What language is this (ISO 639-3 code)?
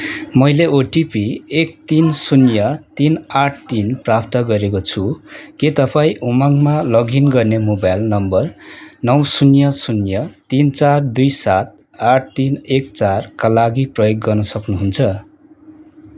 nep